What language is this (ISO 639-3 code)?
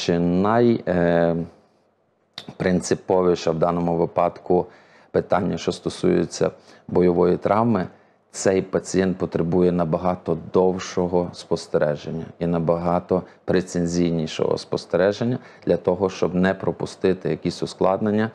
ukr